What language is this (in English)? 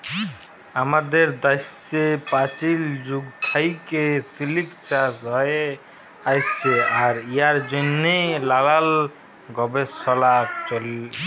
Bangla